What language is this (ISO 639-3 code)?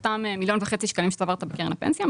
heb